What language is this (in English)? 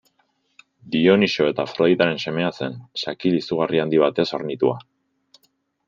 Basque